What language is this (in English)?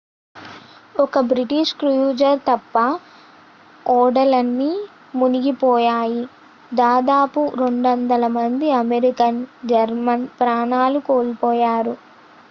Telugu